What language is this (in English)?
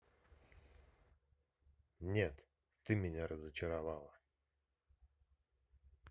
Russian